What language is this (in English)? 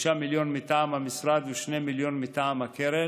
Hebrew